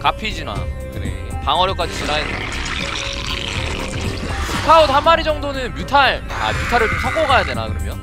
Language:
Korean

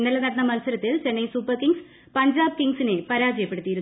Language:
Malayalam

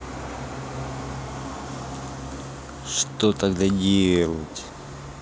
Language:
Russian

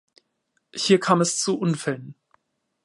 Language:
German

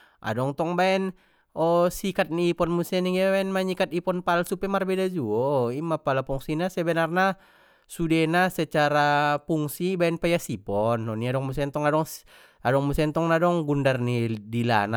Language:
Batak Mandailing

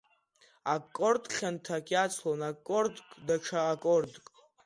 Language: Abkhazian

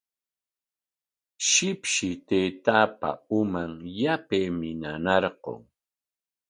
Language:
Corongo Ancash Quechua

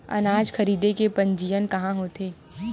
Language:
Chhattisgarhi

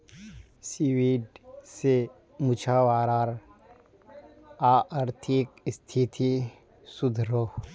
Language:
Magahi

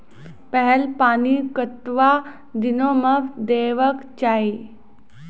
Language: Maithili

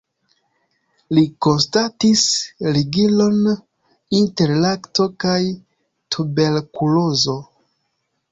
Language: Esperanto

